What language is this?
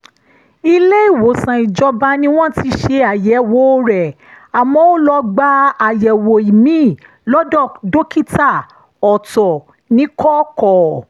Yoruba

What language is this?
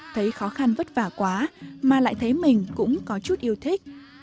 Vietnamese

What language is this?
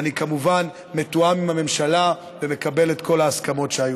Hebrew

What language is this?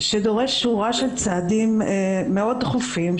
Hebrew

